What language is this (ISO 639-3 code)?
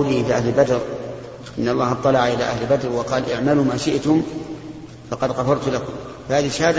ara